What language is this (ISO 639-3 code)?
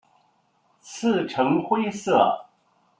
zho